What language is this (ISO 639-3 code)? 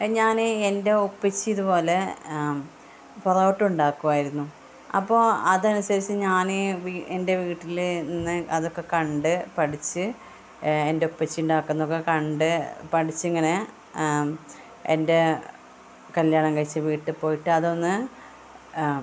mal